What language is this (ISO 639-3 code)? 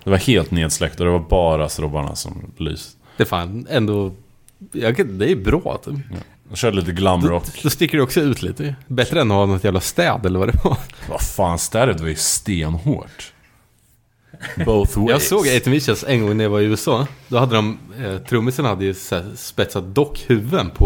swe